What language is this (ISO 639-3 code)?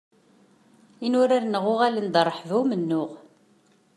kab